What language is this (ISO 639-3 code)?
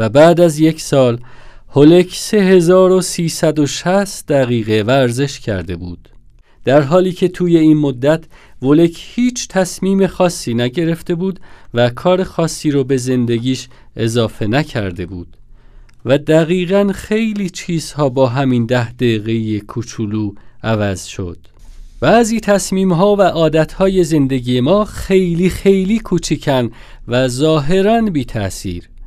fas